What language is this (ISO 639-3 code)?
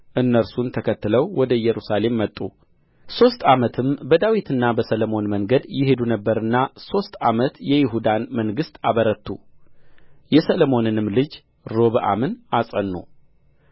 amh